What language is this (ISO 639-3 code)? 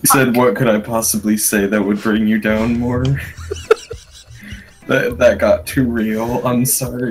eng